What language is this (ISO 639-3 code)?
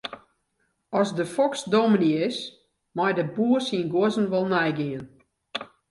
fry